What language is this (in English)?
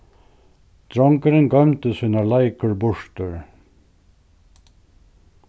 Faroese